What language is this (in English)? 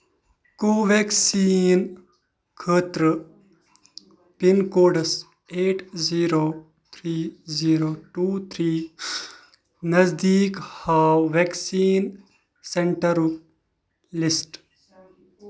Kashmiri